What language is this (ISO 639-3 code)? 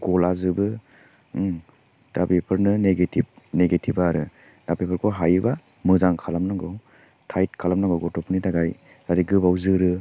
brx